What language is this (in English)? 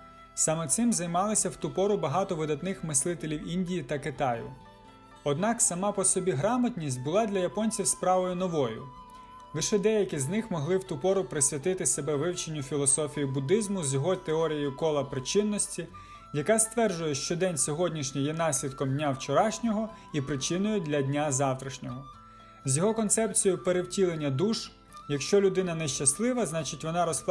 Ukrainian